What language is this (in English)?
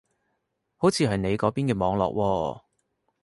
Cantonese